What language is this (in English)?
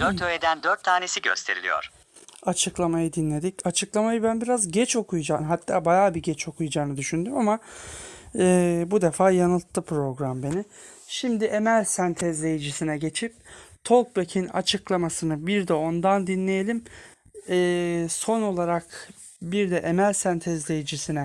Turkish